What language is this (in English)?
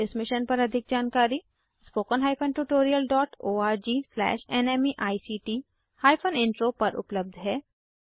Hindi